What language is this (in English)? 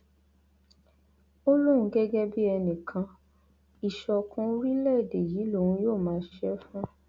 Yoruba